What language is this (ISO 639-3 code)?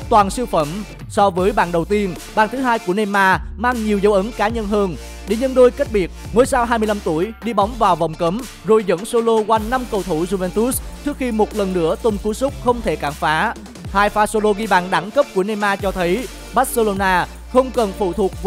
vie